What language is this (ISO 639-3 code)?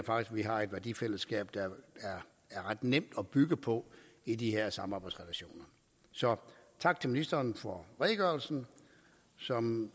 dan